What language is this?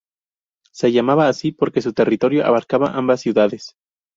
Spanish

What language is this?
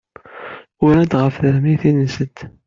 Kabyle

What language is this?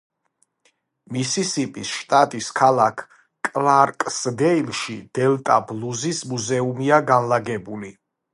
Georgian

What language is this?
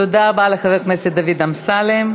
Hebrew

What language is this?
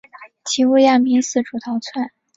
Chinese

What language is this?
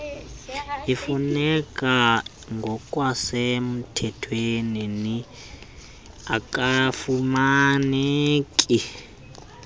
Xhosa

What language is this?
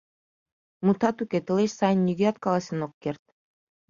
Mari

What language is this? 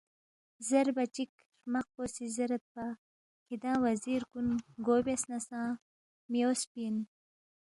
Balti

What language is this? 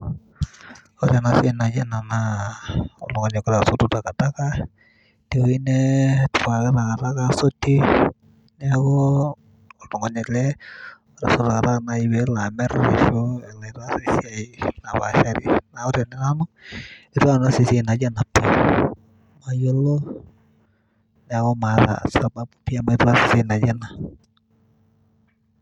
Masai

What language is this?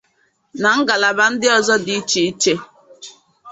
Igbo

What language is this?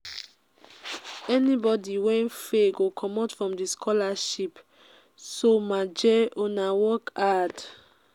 Nigerian Pidgin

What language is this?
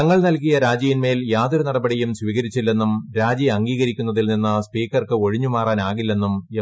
Malayalam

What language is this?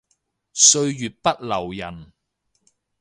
Cantonese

